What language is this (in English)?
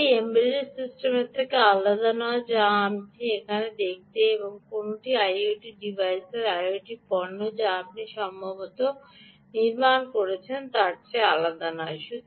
Bangla